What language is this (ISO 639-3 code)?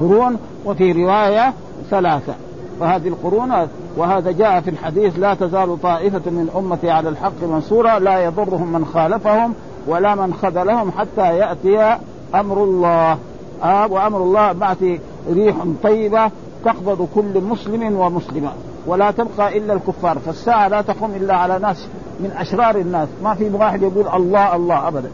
ara